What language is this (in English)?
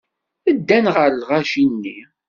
Kabyle